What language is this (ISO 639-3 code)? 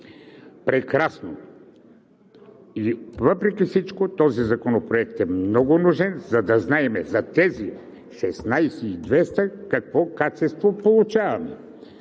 bul